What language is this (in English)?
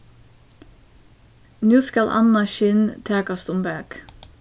Faroese